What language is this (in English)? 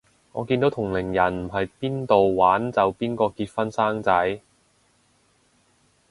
Cantonese